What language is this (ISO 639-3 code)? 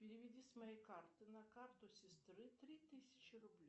rus